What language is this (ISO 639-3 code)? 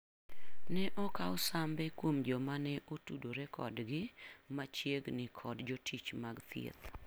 luo